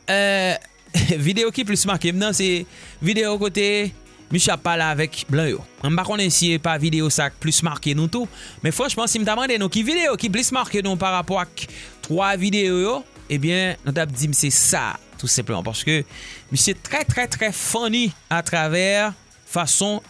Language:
French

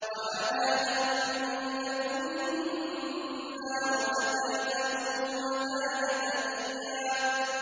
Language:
Arabic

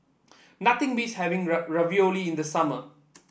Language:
English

